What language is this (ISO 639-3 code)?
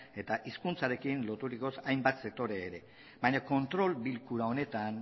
eus